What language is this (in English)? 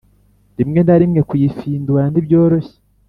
Kinyarwanda